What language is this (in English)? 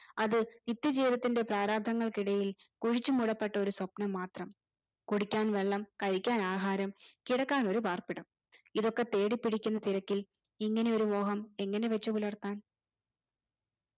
Malayalam